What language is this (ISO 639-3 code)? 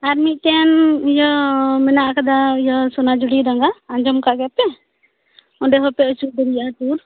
sat